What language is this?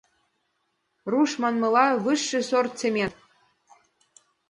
Mari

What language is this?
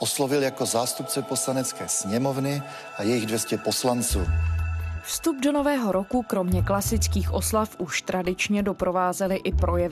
Czech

